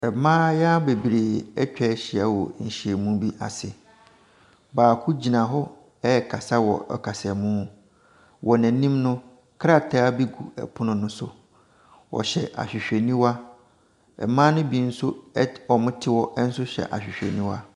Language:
Akan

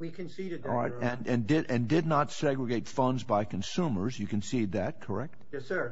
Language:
English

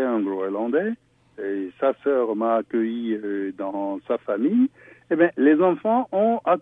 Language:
French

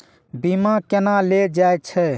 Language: Maithili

